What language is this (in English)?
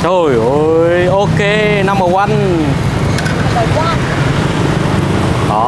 Vietnamese